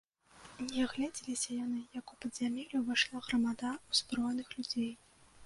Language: Belarusian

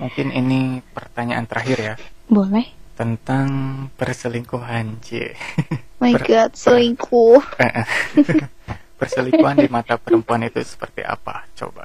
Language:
Indonesian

